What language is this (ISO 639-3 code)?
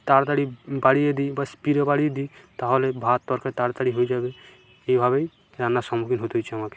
ben